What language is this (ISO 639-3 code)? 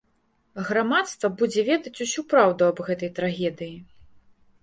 bel